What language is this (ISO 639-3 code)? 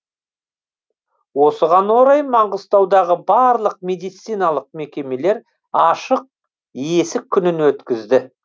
kaz